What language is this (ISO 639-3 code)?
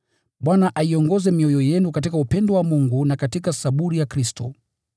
swa